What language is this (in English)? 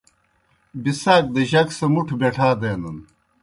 Kohistani Shina